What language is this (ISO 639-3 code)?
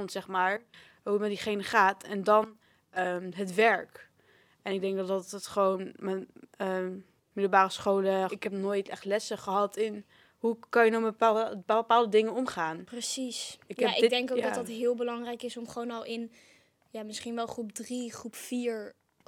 nld